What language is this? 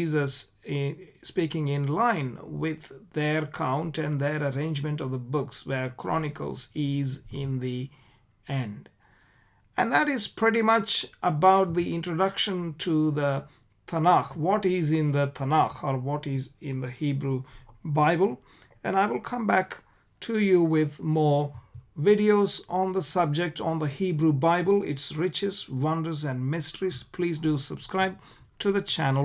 English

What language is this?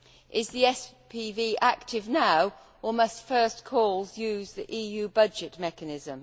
English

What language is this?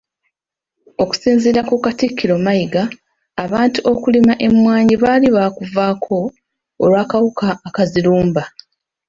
Ganda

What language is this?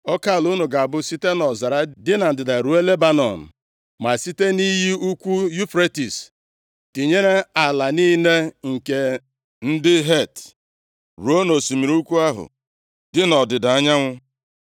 Igbo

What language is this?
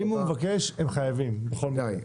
Hebrew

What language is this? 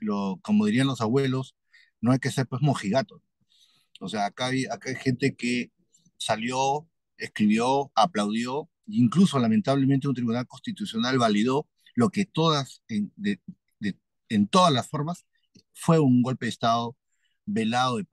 Spanish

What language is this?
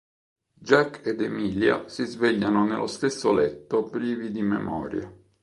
Italian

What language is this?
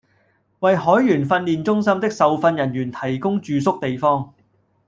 Cantonese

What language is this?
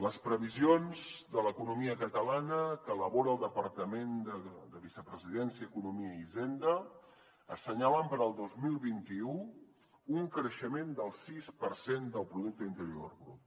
Catalan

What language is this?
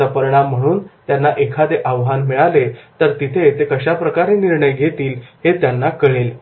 Marathi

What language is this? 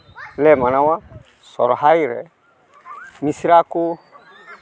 Santali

